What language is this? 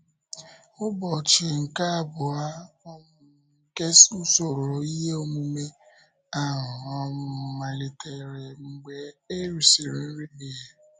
Igbo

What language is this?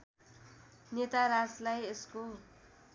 Nepali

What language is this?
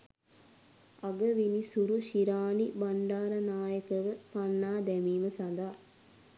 Sinhala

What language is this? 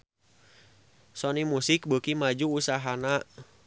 Sundanese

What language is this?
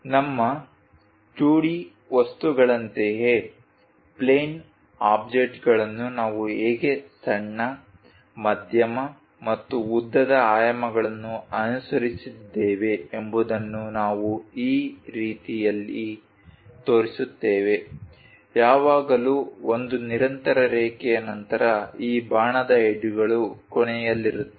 Kannada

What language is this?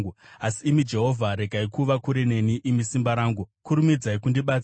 Shona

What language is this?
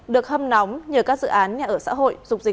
Vietnamese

